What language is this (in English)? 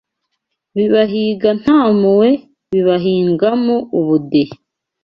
Kinyarwanda